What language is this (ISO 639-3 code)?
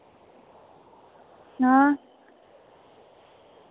doi